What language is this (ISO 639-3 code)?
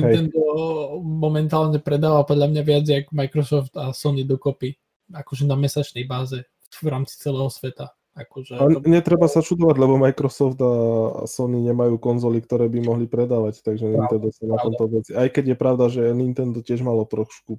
slk